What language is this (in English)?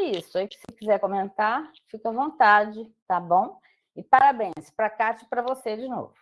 Portuguese